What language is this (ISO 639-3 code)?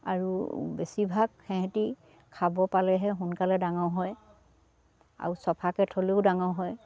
asm